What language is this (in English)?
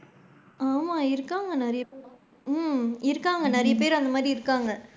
Tamil